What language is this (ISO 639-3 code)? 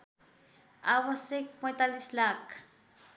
nep